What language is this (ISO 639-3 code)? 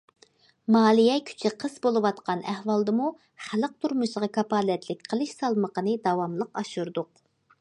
uig